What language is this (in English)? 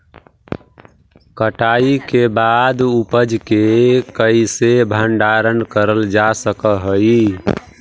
Magahi